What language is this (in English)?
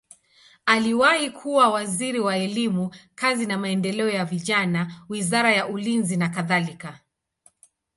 Swahili